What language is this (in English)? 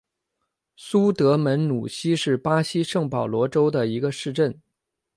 Chinese